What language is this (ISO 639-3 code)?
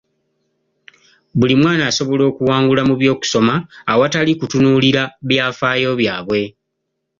lug